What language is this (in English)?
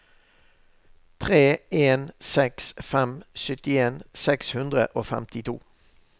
Norwegian